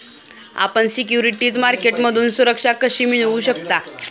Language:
Marathi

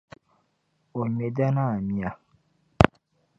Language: Dagbani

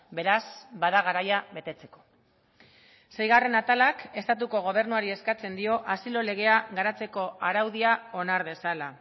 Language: Basque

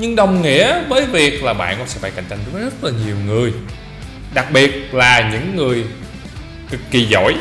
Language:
Vietnamese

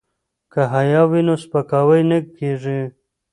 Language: Pashto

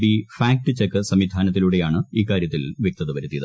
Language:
Malayalam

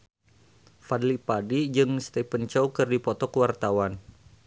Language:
Sundanese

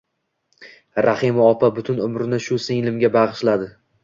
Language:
Uzbek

